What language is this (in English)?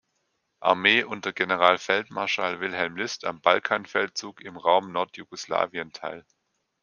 German